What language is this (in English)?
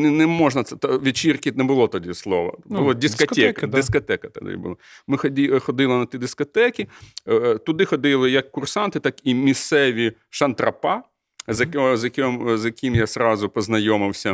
Ukrainian